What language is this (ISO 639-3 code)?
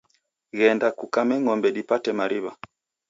dav